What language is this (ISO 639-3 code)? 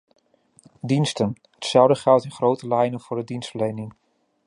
nld